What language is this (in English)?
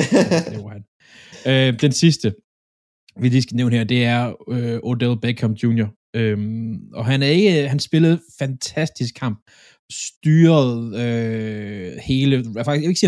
Danish